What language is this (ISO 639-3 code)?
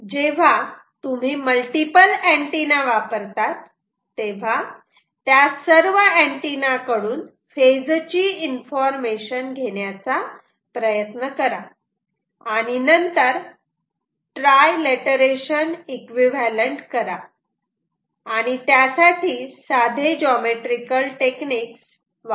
mar